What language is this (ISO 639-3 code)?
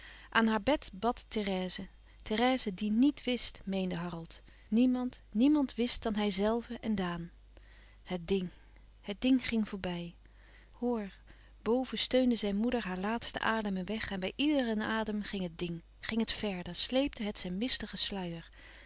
nld